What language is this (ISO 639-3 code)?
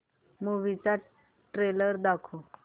mar